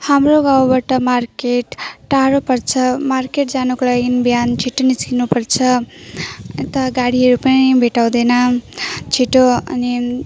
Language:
Nepali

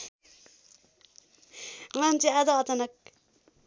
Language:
Nepali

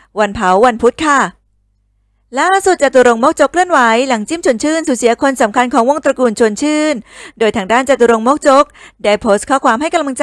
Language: Thai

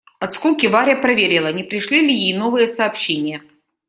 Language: Russian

